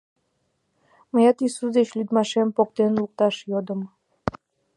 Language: Mari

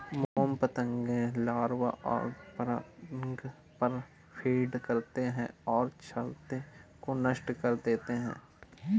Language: Hindi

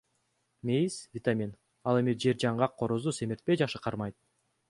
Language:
Kyrgyz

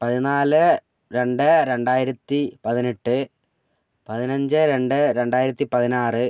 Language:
Malayalam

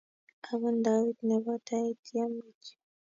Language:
Kalenjin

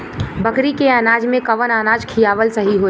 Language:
Bhojpuri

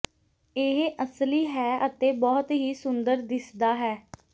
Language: Punjabi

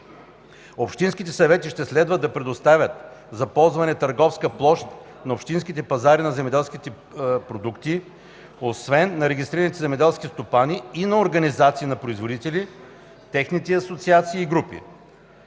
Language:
Bulgarian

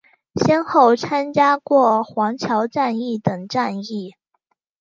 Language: Chinese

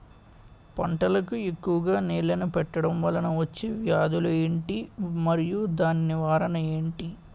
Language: Telugu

